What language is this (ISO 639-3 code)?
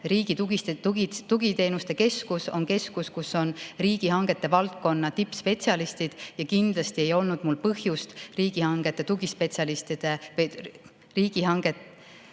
est